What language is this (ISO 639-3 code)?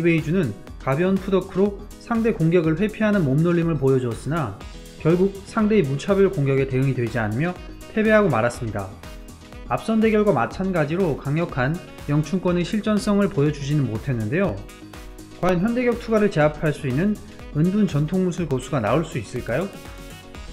kor